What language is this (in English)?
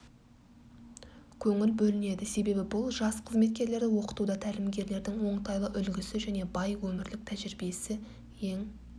Kazakh